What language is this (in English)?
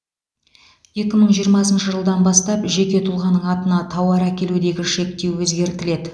Kazakh